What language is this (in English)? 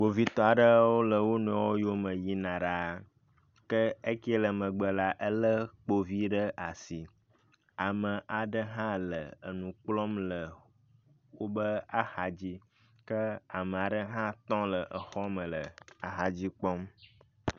Ewe